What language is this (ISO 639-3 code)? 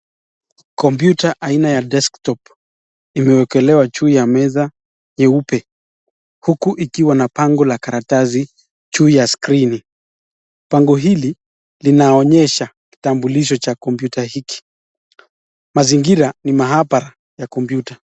swa